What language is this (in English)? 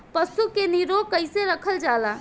Bhojpuri